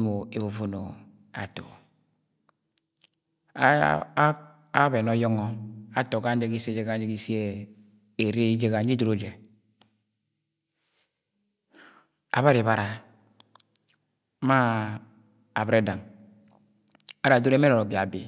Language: Agwagwune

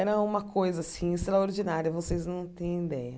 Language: Portuguese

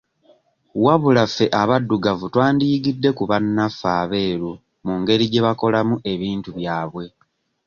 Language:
Ganda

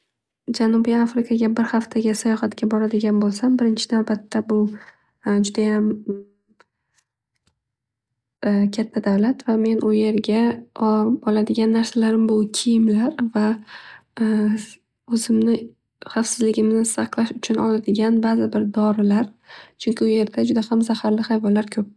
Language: Uzbek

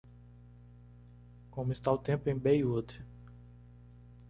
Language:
Portuguese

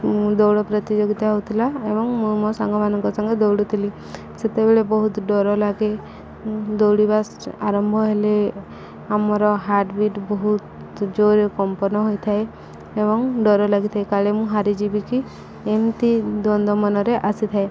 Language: Odia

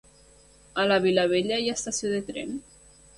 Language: Catalan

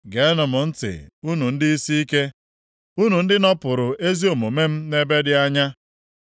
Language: Igbo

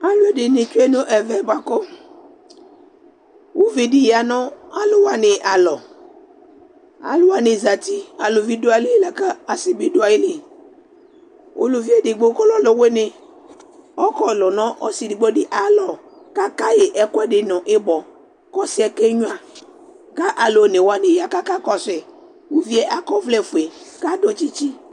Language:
Ikposo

